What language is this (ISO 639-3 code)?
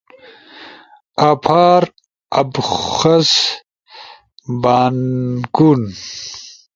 ush